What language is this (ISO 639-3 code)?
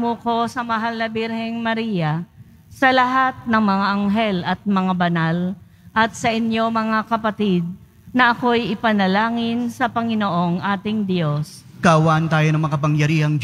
fil